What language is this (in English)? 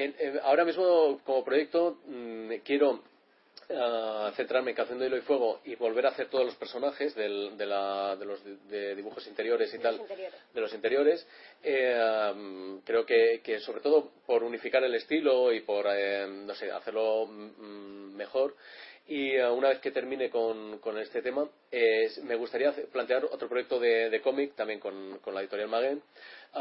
Spanish